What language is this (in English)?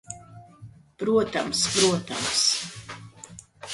Latvian